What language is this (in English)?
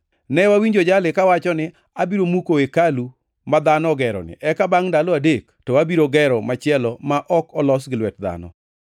Luo (Kenya and Tanzania)